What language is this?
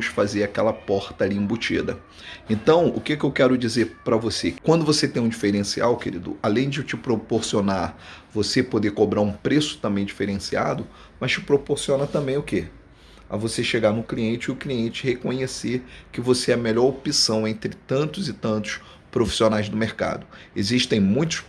Portuguese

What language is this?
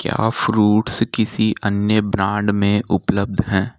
Hindi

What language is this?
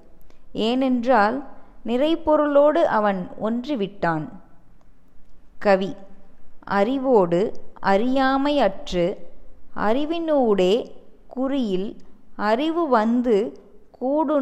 Tamil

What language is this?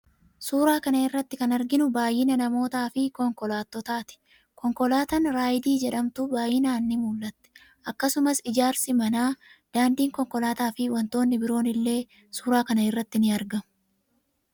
Oromo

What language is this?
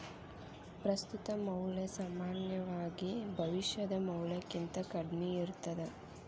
Kannada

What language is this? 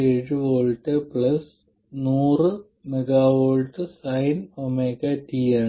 Malayalam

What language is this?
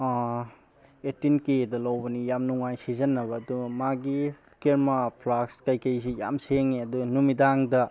Manipuri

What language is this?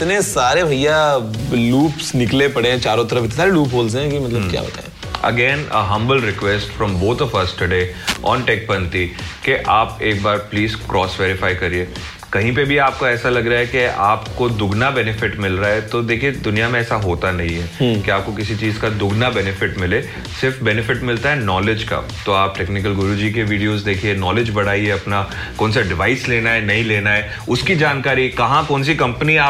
Hindi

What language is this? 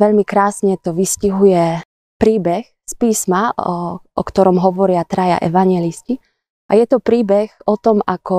Slovak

